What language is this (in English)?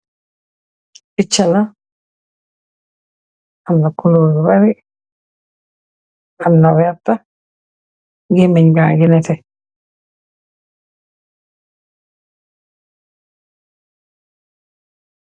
Wolof